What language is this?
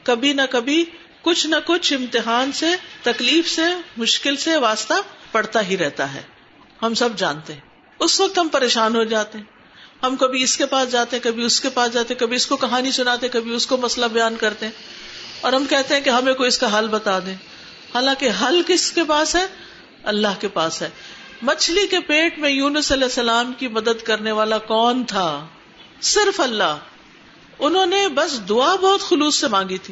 Urdu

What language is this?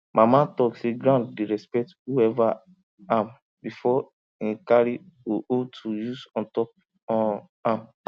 Nigerian Pidgin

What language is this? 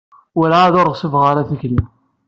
Kabyle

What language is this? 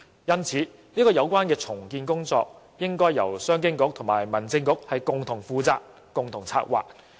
Cantonese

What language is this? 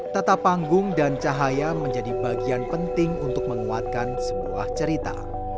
Indonesian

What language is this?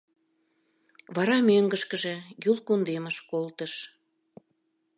Mari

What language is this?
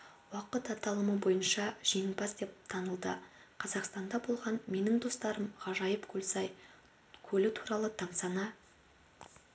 Kazakh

